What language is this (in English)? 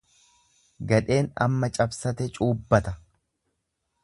Oromo